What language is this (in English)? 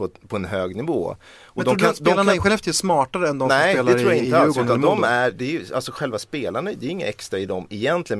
Swedish